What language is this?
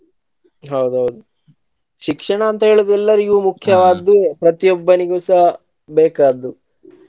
Kannada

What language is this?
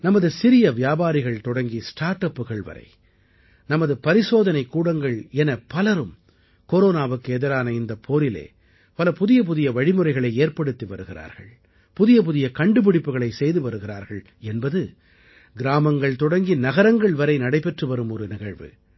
Tamil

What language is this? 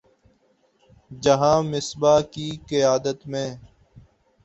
Urdu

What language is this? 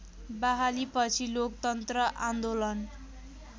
Nepali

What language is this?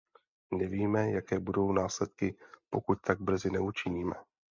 Czech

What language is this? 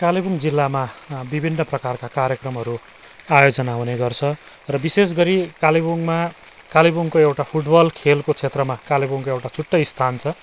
Nepali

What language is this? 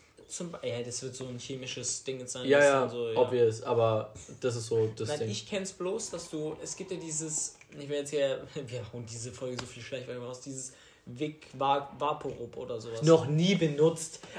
German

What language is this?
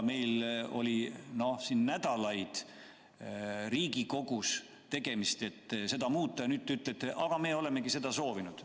Estonian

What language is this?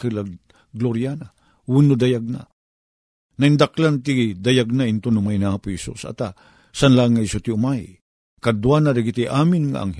Filipino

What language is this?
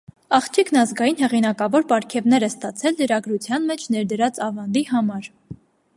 Armenian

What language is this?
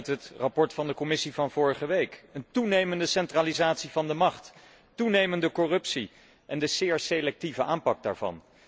Dutch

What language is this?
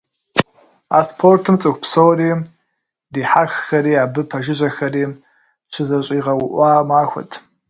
Kabardian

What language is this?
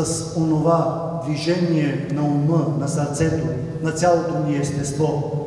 Romanian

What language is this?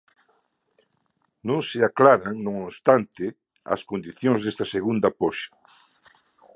Galician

